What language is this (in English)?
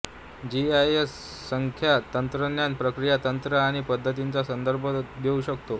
Marathi